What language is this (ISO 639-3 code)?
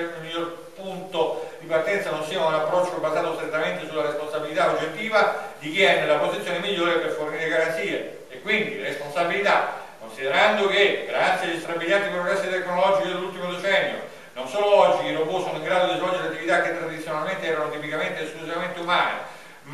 ita